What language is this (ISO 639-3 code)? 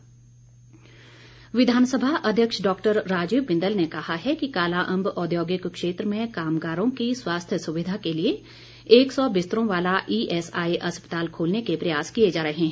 hin